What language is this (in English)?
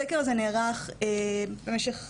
Hebrew